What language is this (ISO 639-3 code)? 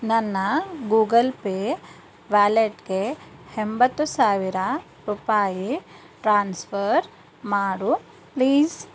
kan